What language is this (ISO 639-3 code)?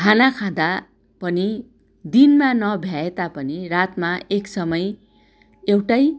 nep